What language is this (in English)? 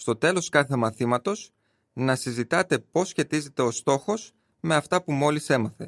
Greek